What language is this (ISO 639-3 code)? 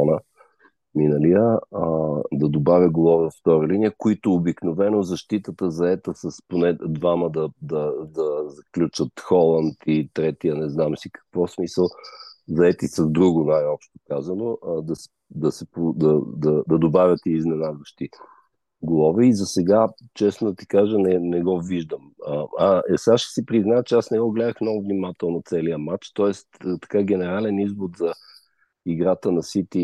bul